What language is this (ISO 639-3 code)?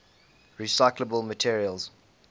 eng